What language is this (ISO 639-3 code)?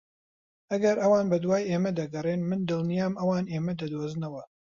ckb